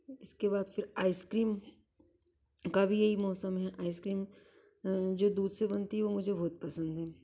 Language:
Hindi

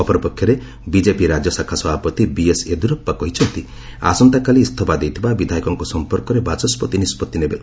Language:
Odia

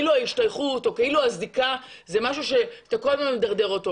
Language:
Hebrew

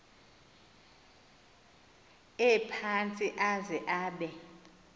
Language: Xhosa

